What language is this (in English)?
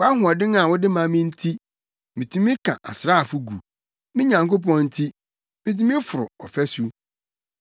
Akan